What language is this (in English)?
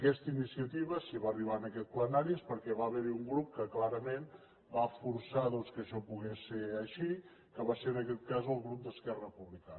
Catalan